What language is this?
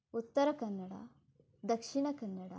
Kannada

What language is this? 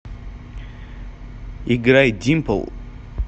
Russian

